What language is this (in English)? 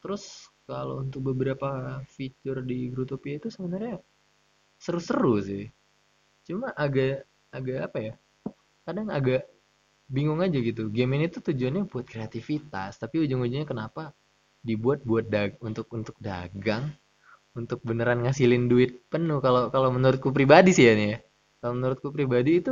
Indonesian